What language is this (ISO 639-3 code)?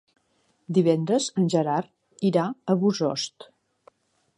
cat